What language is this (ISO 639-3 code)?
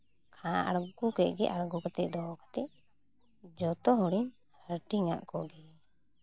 sat